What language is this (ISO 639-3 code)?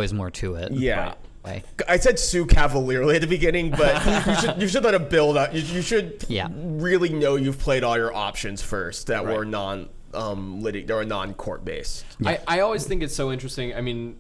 eng